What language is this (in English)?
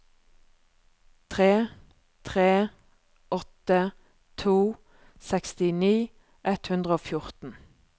Norwegian